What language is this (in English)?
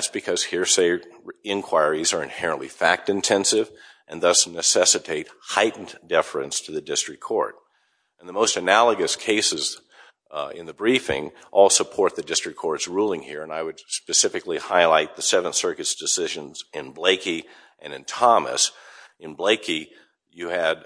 English